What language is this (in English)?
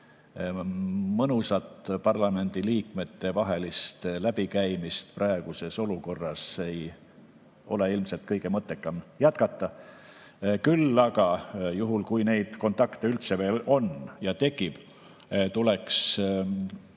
Estonian